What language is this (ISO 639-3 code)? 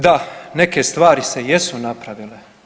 hrv